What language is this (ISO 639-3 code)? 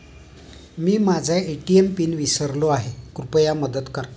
mar